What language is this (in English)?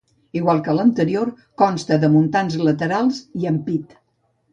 Catalan